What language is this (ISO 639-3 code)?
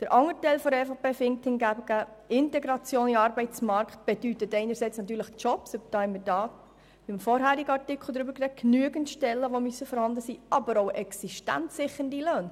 gsw